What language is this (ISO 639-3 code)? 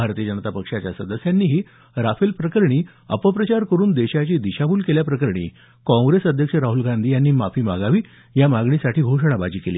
mar